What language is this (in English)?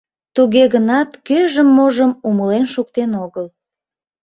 Mari